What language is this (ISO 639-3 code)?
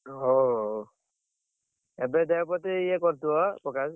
ori